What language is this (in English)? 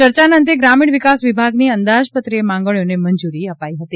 Gujarati